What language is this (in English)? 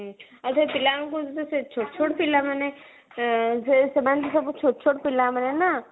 Odia